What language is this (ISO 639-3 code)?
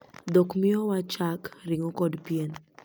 luo